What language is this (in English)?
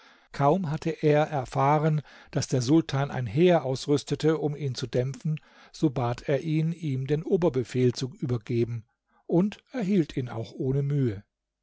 German